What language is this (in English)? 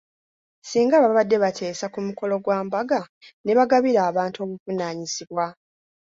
Ganda